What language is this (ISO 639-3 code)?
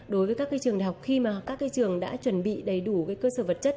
vie